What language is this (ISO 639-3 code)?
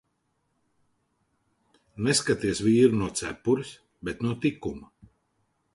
lav